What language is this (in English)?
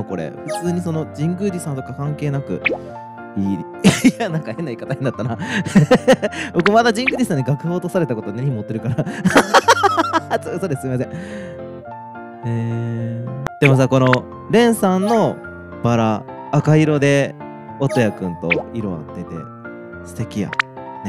Japanese